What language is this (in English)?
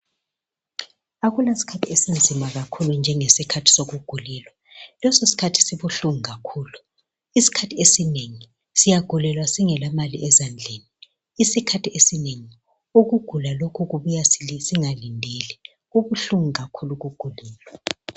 North Ndebele